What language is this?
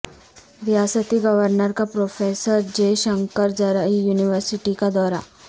Urdu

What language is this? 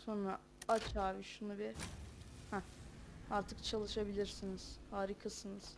Turkish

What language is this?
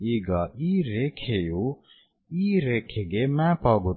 Kannada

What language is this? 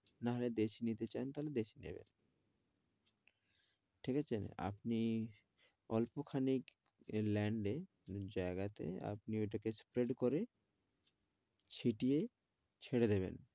Bangla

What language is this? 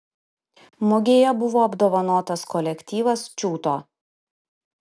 Lithuanian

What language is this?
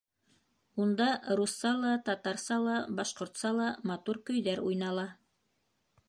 Bashkir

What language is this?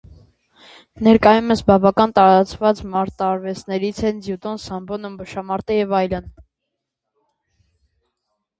Armenian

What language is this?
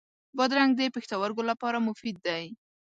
Pashto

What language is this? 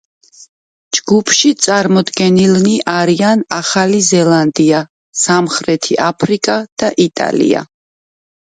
Georgian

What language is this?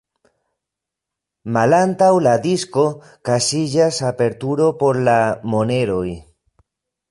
Esperanto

